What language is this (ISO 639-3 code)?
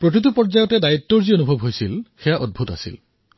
asm